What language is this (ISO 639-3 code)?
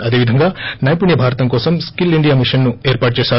tel